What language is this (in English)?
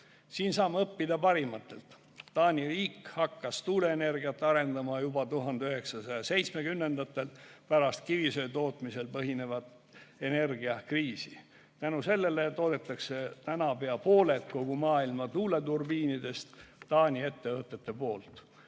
Estonian